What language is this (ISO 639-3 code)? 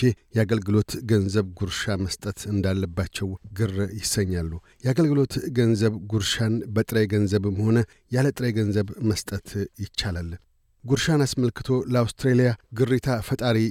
amh